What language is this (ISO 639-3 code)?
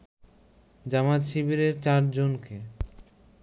ben